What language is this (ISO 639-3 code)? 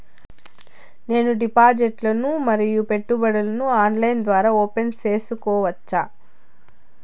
tel